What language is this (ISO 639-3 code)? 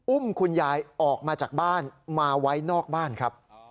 tha